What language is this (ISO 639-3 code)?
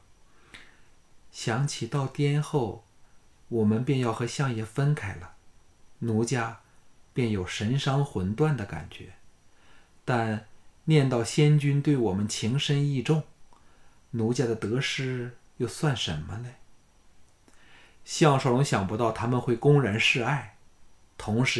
zho